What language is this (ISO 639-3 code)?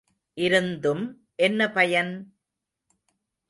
tam